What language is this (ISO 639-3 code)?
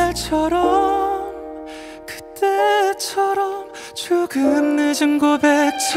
kor